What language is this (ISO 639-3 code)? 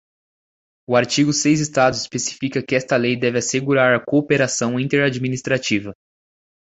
por